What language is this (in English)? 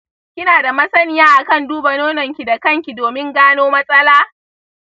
Hausa